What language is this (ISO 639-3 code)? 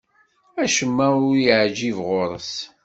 kab